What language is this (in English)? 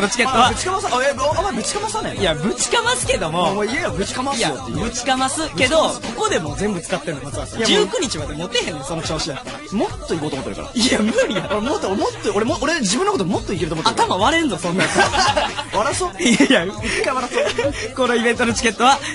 Japanese